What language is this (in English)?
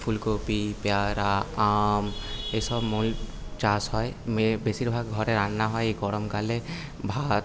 Bangla